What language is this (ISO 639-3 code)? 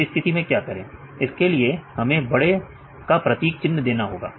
hin